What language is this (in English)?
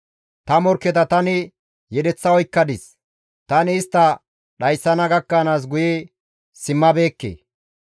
Gamo